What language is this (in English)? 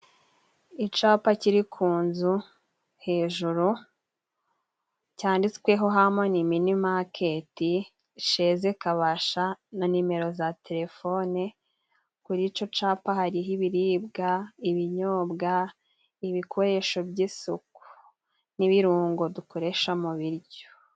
Kinyarwanda